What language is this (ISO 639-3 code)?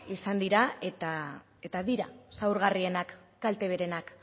eus